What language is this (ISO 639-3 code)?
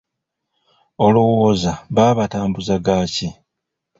lug